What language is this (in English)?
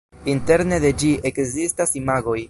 Esperanto